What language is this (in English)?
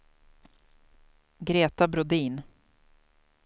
Swedish